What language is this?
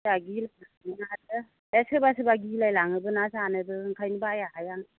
Bodo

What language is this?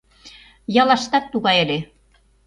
Mari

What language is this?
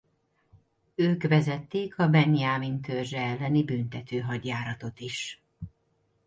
Hungarian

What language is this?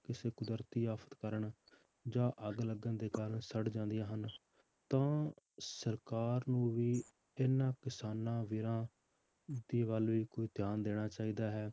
Punjabi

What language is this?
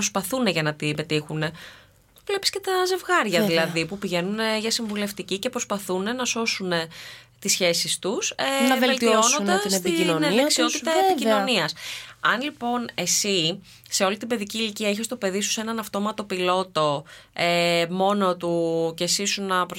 Greek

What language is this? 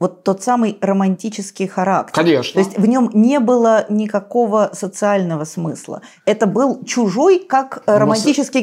Russian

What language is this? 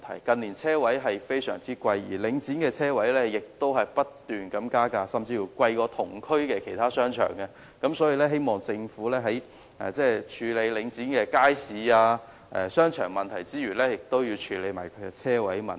Cantonese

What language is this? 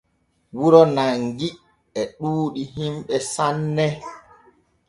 Borgu Fulfulde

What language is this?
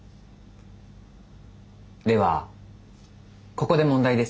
Japanese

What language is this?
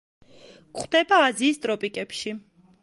Georgian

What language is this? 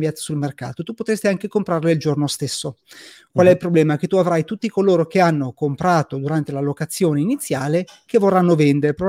Italian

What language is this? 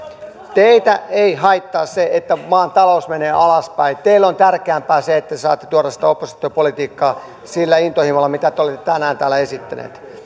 Finnish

